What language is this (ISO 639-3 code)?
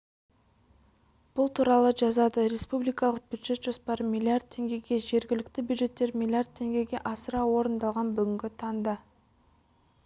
kaz